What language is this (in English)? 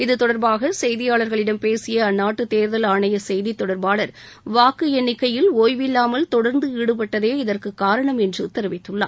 Tamil